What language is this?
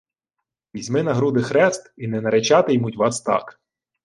Ukrainian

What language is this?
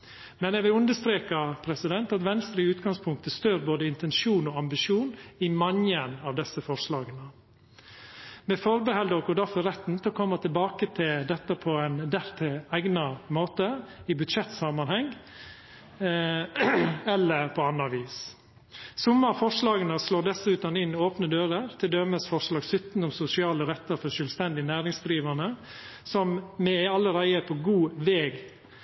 Norwegian Nynorsk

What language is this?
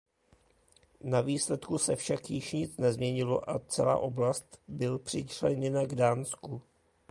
Czech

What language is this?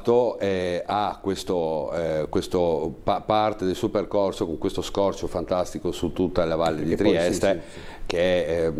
Italian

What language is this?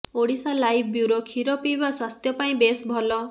Odia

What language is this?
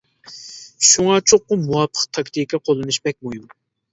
Uyghur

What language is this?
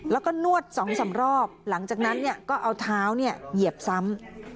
Thai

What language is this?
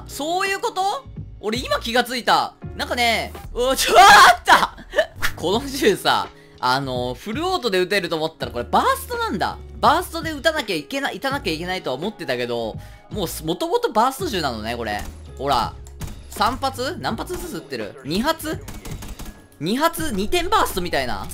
Japanese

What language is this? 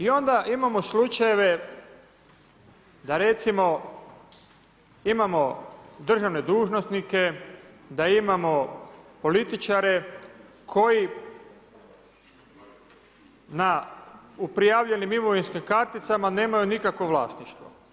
Croatian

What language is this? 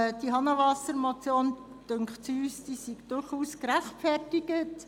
Swiss German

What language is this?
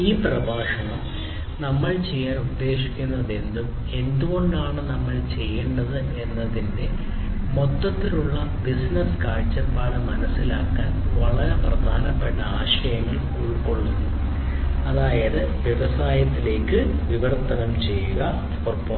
Malayalam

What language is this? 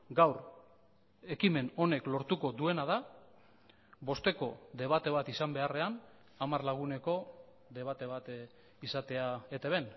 Basque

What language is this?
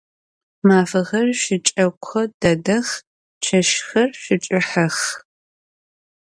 Adyghe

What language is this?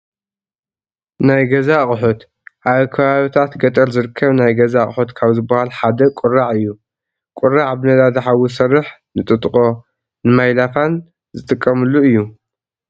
Tigrinya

